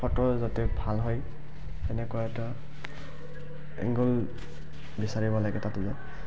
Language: Assamese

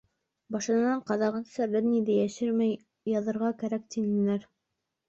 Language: Bashkir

